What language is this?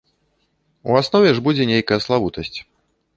Belarusian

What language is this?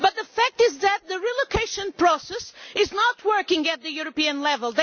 English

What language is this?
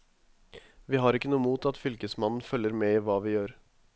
Norwegian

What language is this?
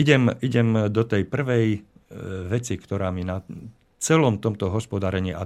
Slovak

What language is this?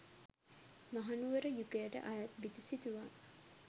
Sinhala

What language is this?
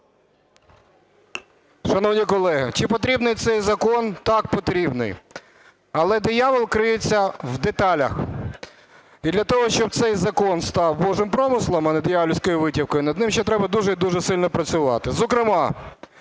Ukrainian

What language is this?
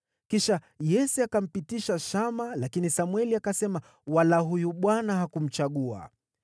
Swahili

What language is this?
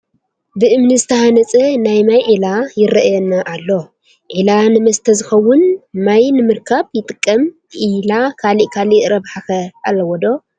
Tigrinya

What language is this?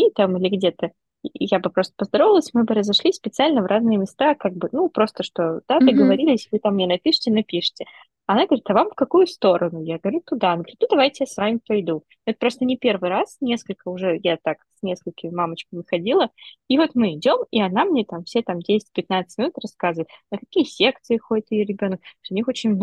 Russian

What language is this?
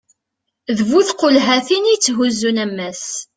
Kabyle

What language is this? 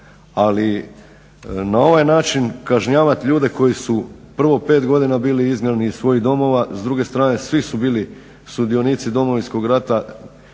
Croatian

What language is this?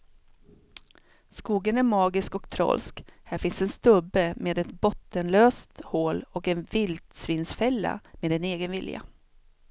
Swedish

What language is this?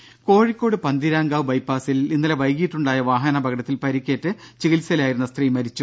Malayalam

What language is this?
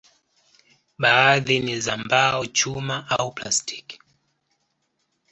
Swahili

